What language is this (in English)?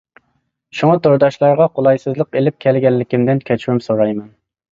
Uyghur